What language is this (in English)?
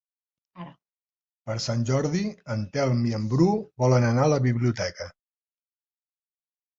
Catalan